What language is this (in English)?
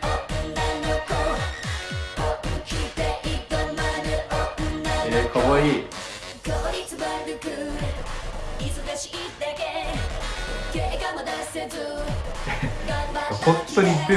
Japanese